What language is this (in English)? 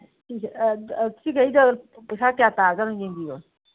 Manipuri